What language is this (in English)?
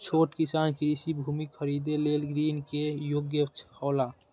Maithili